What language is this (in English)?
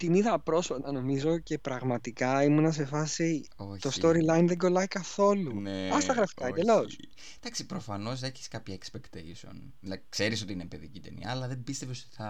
Greek